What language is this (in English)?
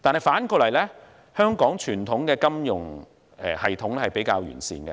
Cantonese